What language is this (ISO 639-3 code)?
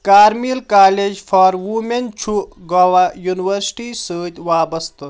kas